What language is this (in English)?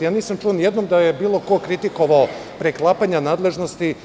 Serbian